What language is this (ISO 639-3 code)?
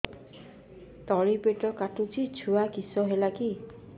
ori